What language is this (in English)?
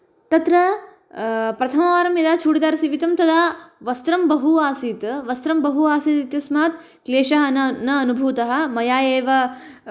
Sanskrit